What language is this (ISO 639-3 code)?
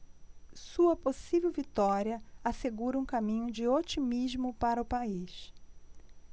por